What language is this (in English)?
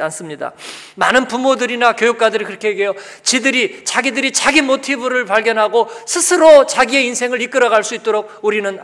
Korean